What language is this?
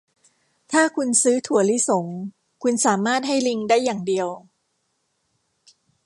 Thai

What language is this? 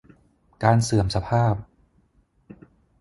Thai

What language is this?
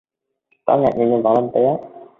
Vietnamese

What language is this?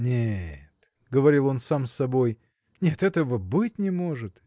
Russian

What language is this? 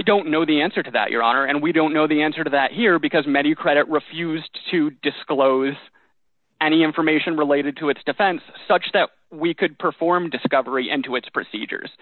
English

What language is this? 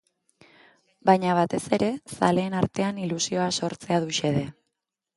Basque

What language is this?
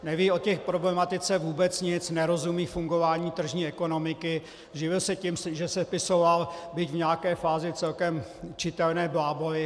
Czech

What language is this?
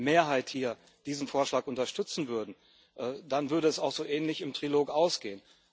German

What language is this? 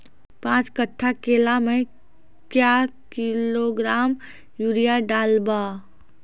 Maithili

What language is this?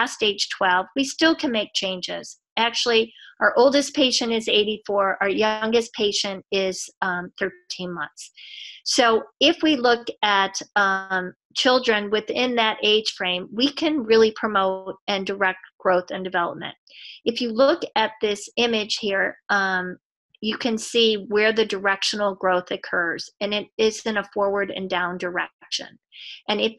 English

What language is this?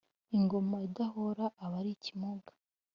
Kinyarwanda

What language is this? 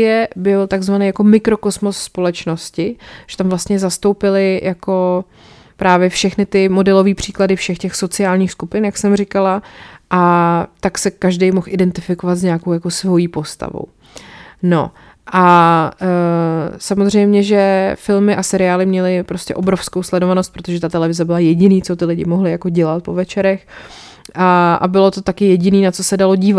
Czech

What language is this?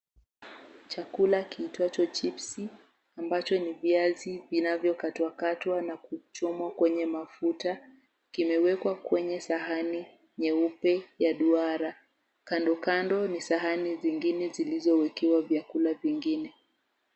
Swahili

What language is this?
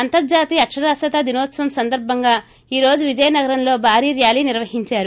Telugu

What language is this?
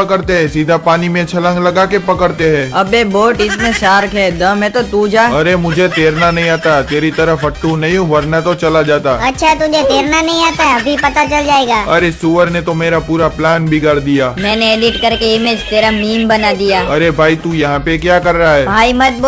Hindi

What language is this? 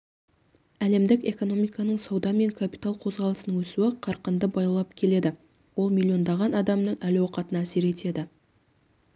Kazakh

